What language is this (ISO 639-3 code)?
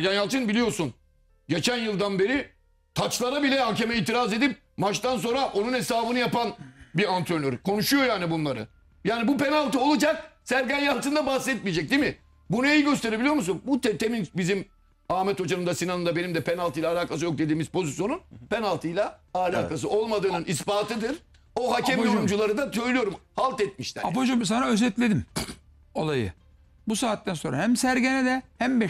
tur